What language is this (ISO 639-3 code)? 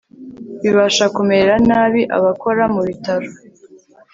kin